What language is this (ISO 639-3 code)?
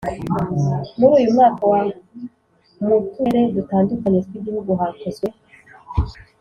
kin